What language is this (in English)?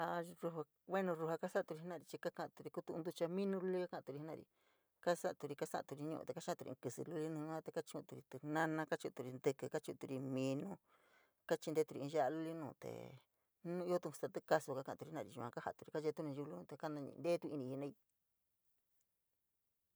San Miguel El Grande Mixtec